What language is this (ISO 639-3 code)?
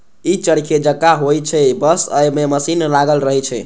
mai